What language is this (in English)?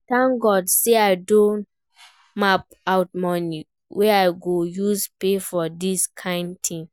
Nigerian Pidgin